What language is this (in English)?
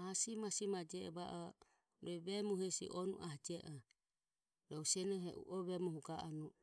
Ömie